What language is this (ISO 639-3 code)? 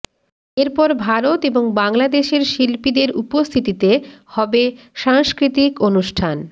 ben